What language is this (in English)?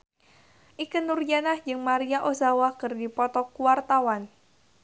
Sundanese